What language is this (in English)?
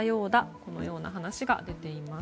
Japanese